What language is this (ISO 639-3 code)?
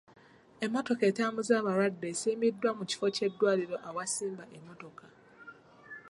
lug